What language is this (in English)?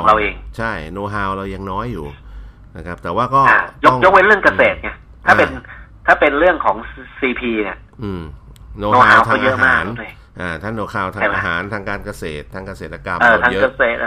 Thai